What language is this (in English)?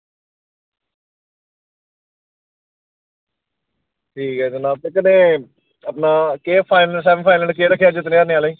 Dogri